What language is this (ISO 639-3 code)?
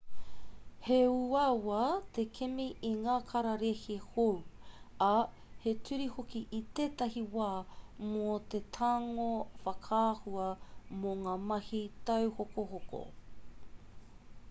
mri